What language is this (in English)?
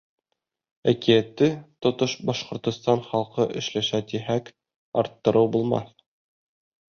Bashkir